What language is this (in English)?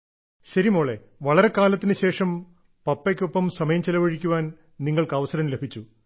Malayalam